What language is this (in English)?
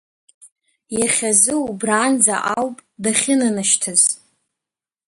Abkhazian